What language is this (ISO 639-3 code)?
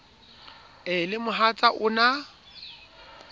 sot